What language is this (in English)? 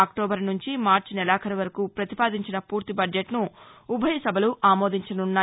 Telugu